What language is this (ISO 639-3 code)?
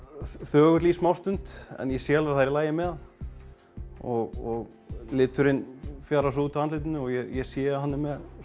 isl